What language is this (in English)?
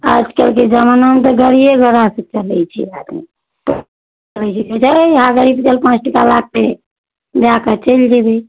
Maithili